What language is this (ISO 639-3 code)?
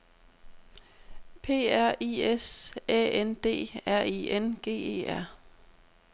dan